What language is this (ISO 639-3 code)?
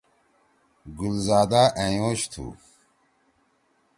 trw